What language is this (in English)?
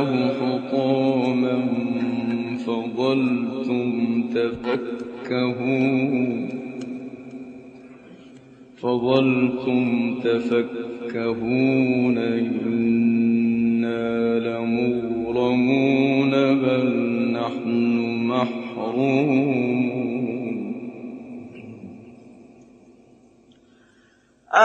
Arabic